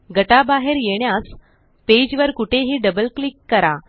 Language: Marathi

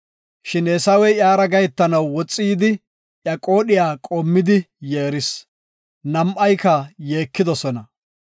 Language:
Gofa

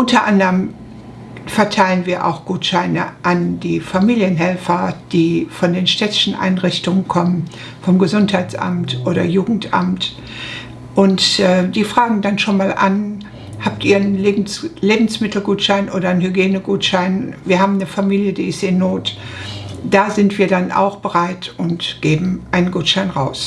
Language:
German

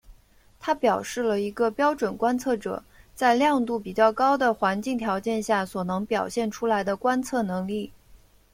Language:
Chinese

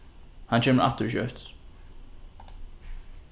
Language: Faroese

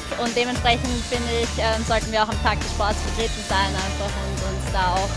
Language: German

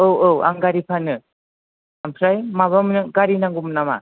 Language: Bodo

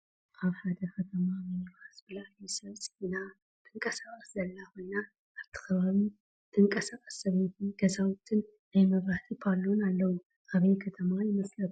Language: Tigrinya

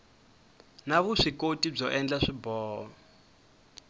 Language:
Tsonga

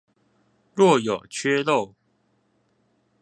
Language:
Chinese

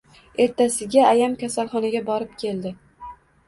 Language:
Uzbek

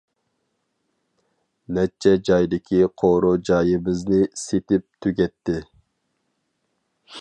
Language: Uyghur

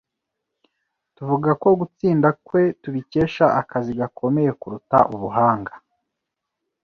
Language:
Kinyarwanda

